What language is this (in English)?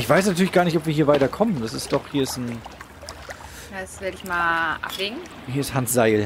German